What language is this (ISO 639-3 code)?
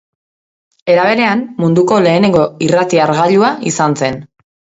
eus